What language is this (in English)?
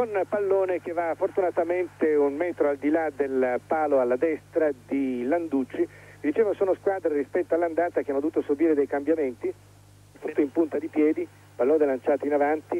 Italian